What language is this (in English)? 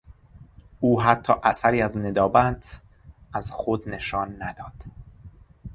Persian